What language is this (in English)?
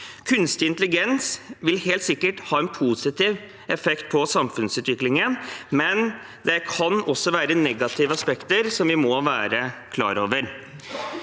Norwegian